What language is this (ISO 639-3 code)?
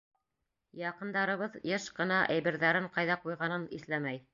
bak